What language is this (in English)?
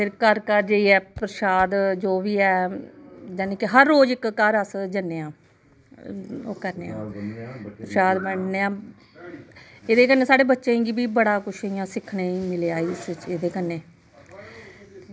Dogri